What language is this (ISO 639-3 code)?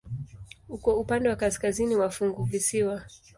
swa